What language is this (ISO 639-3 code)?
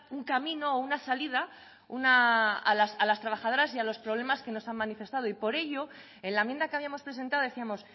spa